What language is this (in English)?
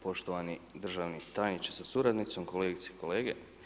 Croatian